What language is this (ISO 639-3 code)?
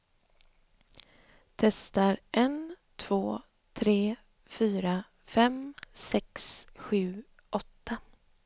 swe